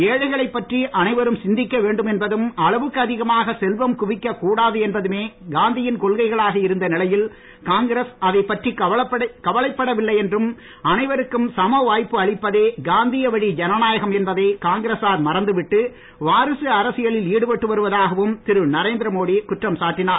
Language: Tamil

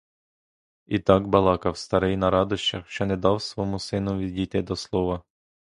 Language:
Ukrainian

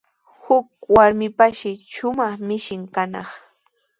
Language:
Sihuas Ancash Quechua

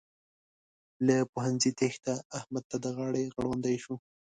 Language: Pashto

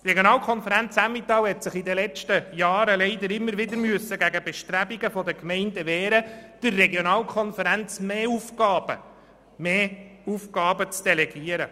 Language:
Swiss German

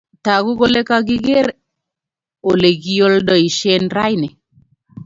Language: Kalenjin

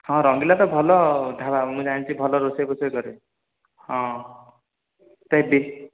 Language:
Odia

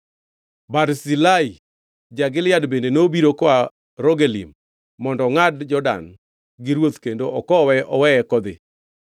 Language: Luo (Kenya and Tanzania)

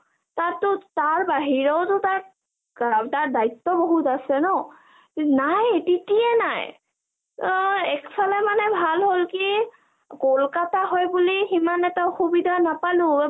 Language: Assamese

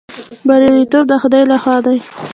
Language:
Pashto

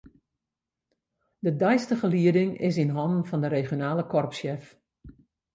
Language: Western Frisian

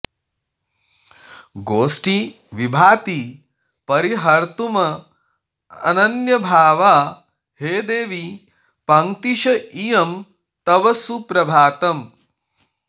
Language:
Sanskrit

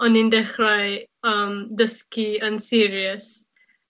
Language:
Welsh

